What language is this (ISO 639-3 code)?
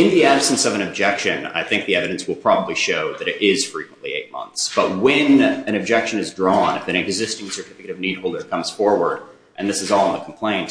eng